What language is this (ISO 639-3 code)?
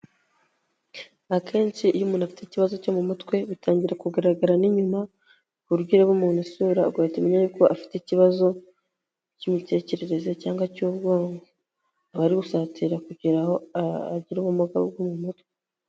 kin